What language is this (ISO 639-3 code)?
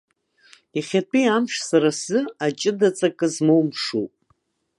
abk